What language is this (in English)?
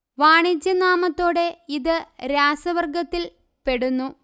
Malayalam